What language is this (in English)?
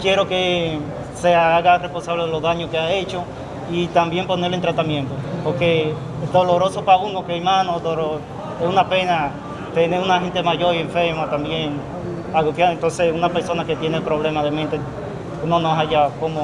Spanish